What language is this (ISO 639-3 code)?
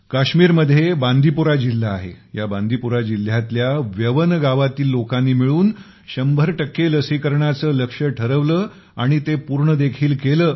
mar